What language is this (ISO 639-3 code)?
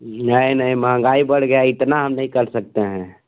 hin